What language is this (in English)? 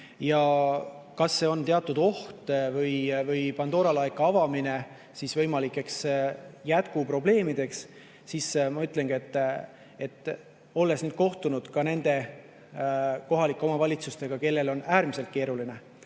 Estonian